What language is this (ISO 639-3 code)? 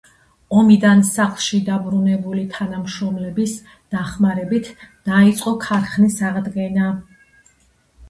kat